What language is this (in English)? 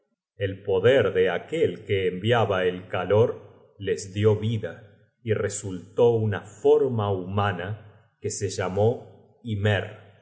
Spanish